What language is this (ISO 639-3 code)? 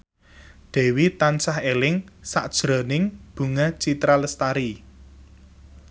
jav